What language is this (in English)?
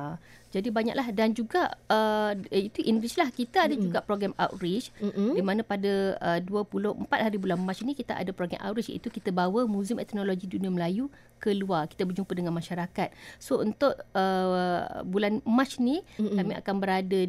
Malay